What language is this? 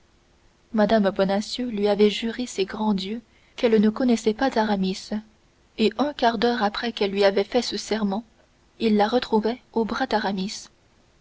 French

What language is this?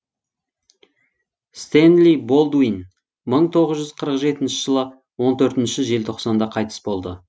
Kazakh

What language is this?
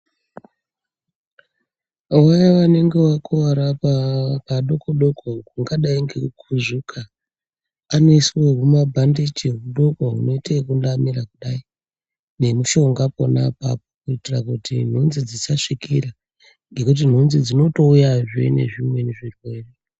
Ndau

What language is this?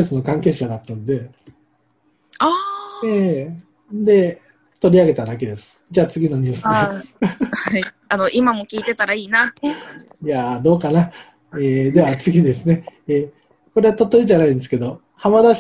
Japanese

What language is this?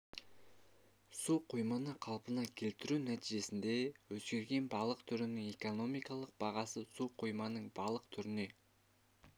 Kazakh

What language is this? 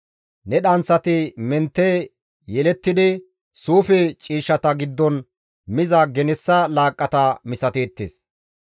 Gamo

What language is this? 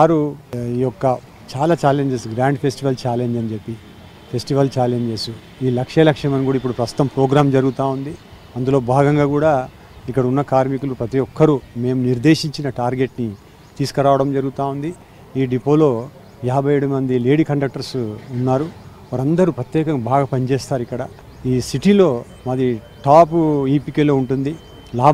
Telugu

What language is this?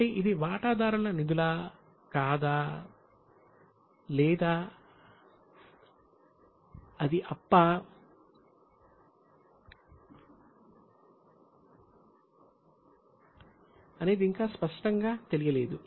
Telugu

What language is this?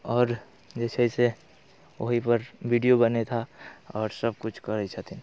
Maithili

